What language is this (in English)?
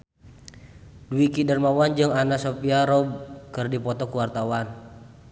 Sundanese